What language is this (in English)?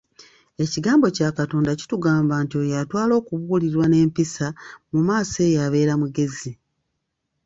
Ganda